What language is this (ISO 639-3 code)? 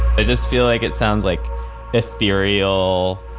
eng